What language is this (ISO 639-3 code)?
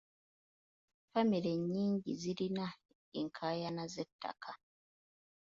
lug